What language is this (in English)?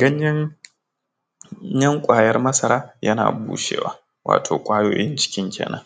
Hausa